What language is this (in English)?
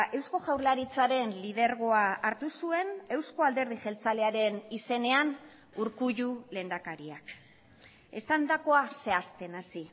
Basque